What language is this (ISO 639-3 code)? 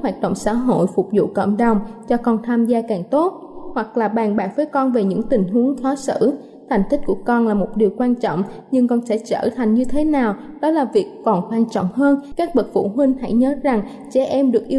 vie